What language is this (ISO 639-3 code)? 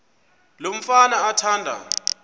xho